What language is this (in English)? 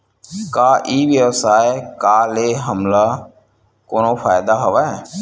Chhattisgarhi